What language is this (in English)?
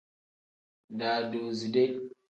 Tem